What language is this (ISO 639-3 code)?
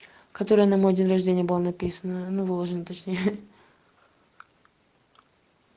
rus